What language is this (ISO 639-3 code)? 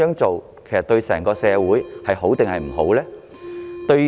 yue